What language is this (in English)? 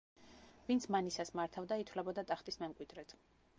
Georgian